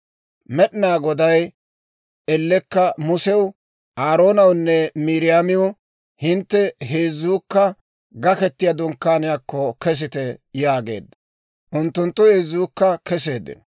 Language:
Dawro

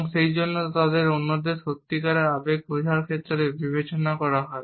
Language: Bangla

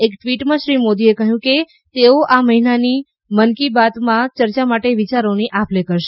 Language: Gujarati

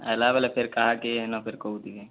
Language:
Odia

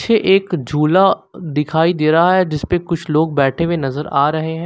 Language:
Hindi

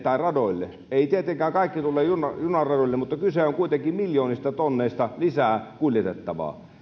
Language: Finnish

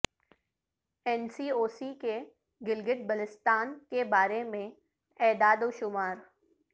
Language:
Urdu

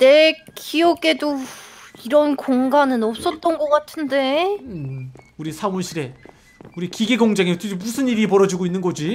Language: Korean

